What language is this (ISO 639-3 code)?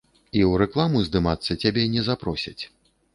bel